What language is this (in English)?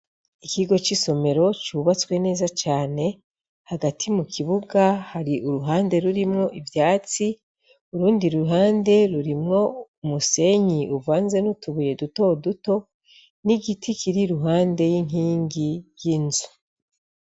Rundi